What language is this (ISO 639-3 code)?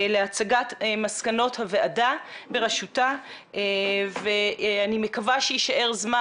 heb